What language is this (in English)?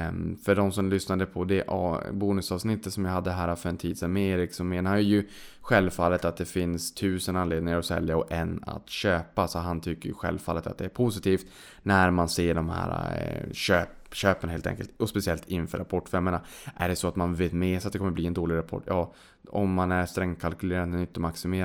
Swedish